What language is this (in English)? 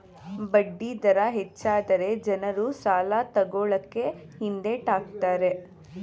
Kannada